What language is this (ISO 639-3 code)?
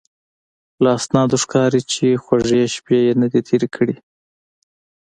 pus